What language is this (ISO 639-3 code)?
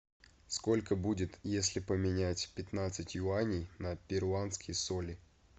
rus